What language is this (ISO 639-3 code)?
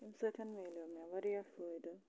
kas